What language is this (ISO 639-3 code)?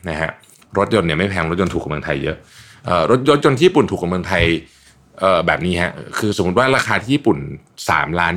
tha